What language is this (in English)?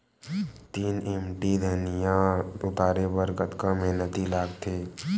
Chhattisgarhi